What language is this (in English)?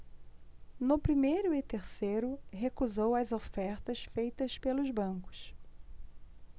Portuguese